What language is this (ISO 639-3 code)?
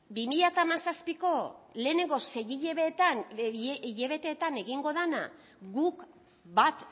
eus